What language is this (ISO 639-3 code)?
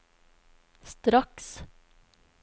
nor